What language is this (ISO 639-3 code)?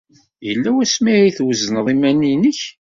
kab